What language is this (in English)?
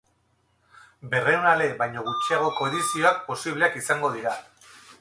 Basque